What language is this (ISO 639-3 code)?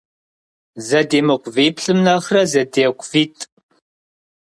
kbd